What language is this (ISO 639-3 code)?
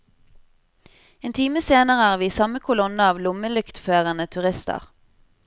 nor